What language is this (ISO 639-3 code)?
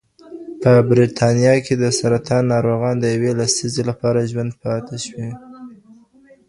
pus